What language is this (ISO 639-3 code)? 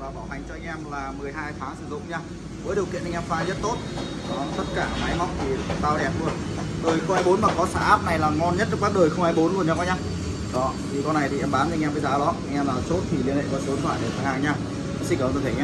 vie